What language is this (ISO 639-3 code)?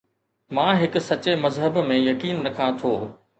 snd